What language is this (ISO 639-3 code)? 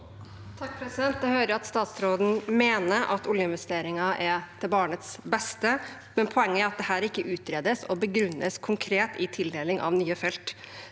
nor